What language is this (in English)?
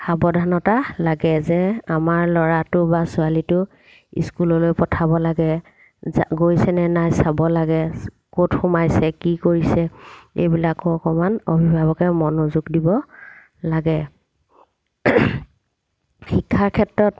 Assamese